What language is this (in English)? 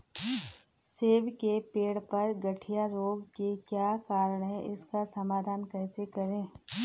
Hindi